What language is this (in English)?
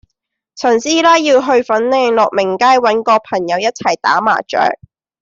Cantonese